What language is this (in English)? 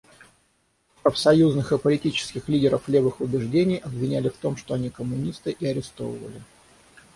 Russian